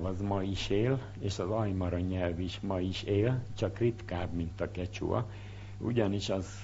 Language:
Hungarian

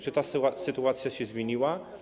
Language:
Polish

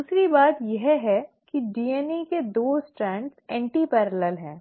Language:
Hindi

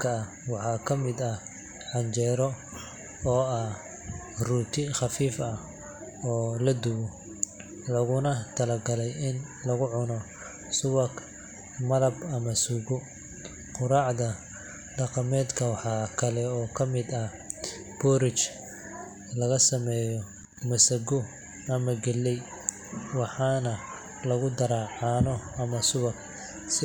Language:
Somali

